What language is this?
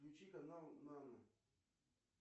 Russian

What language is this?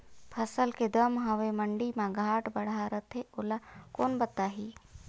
Chhattisgarhi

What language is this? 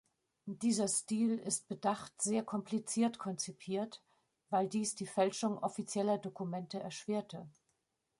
German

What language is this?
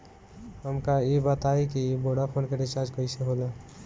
Bhojpuri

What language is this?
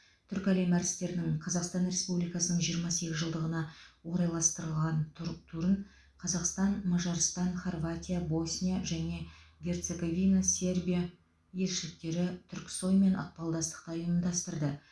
Kazakh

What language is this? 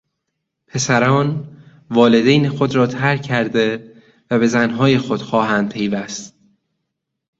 Persian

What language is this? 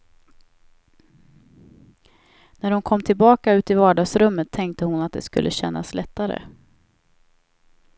Swedish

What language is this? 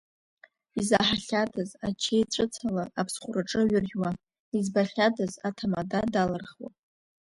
Abkhazian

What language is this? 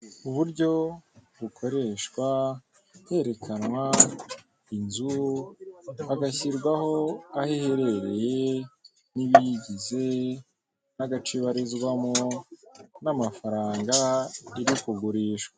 Kinyarwanda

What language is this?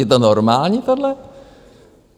Czech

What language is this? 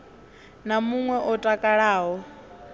Venda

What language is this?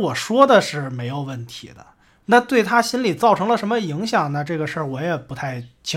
Chinese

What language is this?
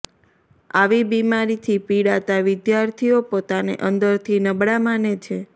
Gujarati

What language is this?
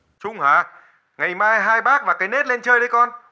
Vietnamese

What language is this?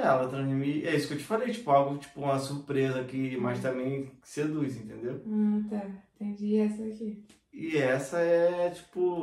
Portuguese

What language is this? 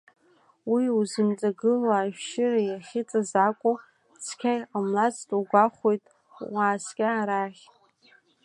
Abkhazian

